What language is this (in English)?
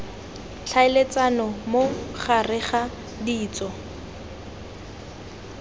Tswana